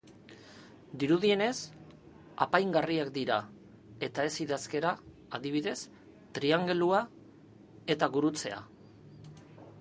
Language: Basque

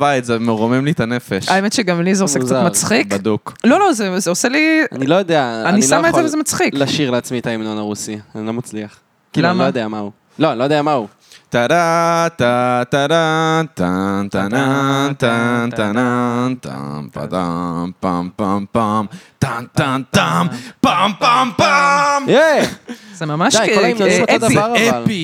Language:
Hebrew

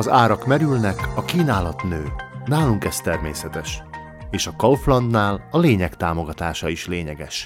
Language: Hungarian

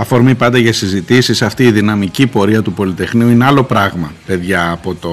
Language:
Greek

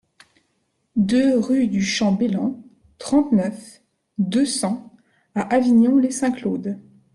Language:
French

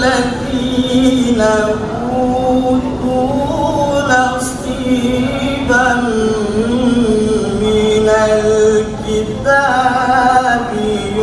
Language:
Arabic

